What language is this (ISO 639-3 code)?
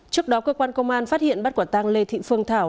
vie